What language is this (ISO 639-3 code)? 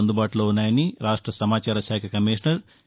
tel